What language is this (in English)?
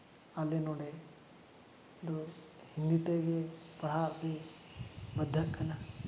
Santali